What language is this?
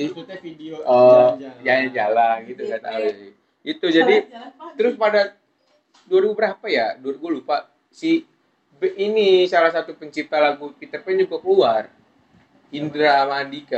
Indonesian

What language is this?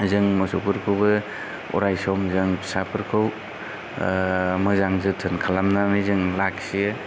Bodo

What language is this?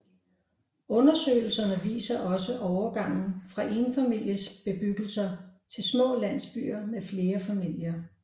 Danish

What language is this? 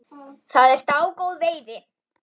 Icelandic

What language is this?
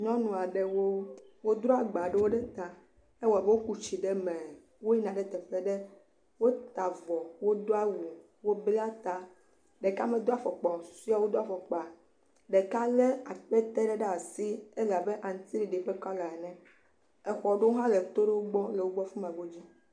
Ewe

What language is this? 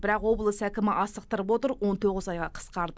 Kazakh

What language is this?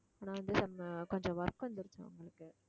Tamil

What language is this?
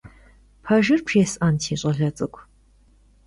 Kabardian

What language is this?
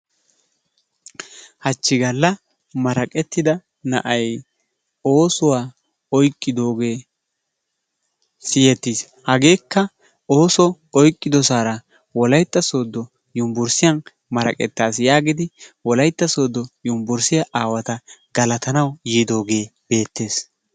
Wolaytta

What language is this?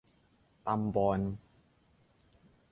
Thai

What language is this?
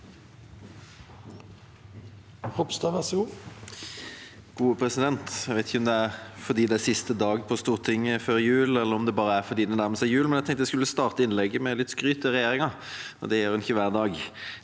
Norwegian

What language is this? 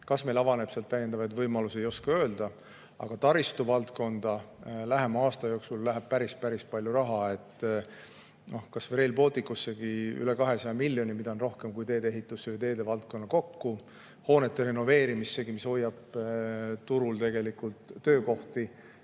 Estonian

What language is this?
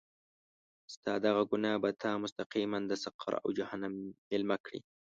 Pashto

